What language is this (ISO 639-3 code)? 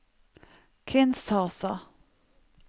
nor